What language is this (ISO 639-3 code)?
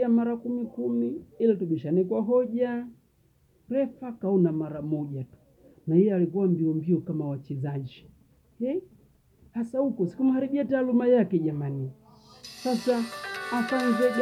swa